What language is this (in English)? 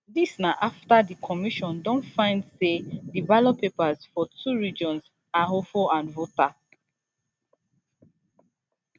Nigerian Pidgin